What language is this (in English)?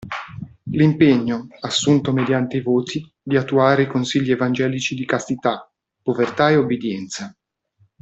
Italian